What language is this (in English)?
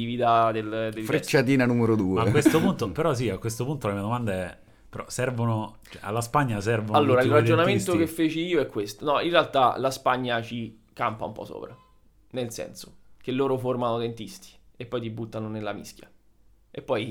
Italian